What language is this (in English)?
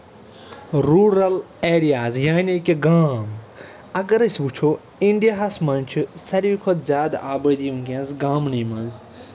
Kashmiri